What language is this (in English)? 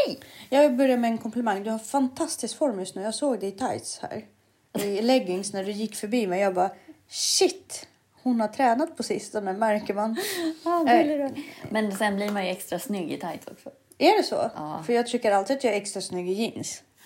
Swedish